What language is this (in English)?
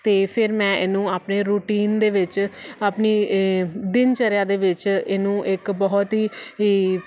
Punjabi